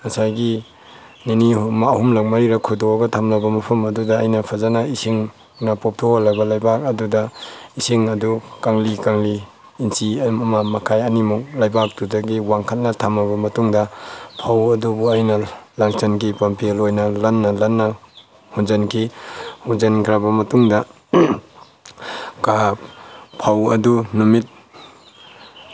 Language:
Manipuri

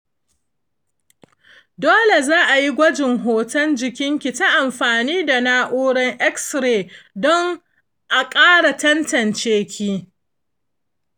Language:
Hausa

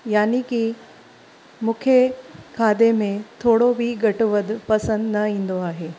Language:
Sindhi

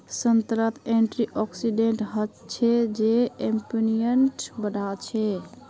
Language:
Magahi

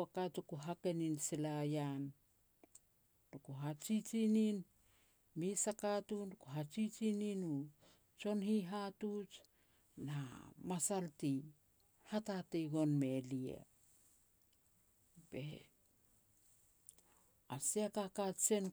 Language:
Petats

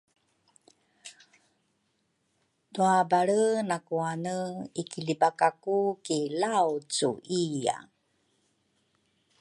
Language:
Rukai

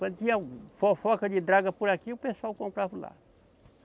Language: Portuguese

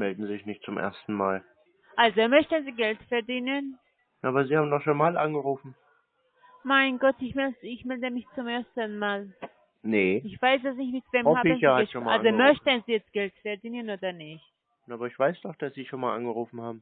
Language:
German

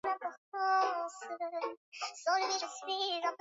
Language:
Swahili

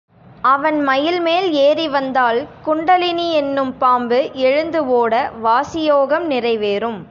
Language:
Tamil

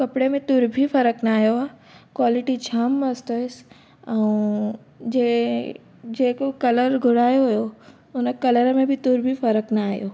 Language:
Sindhi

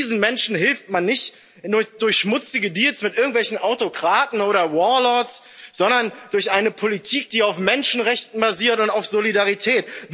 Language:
German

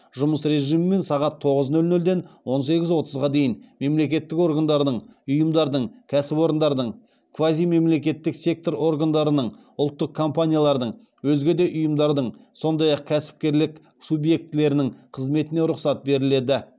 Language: Kazakh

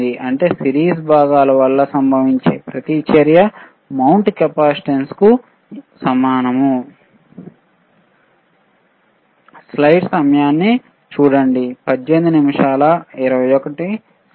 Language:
Telugu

